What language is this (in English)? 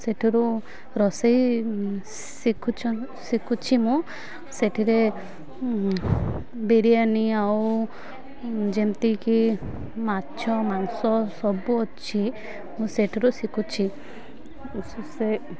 Odia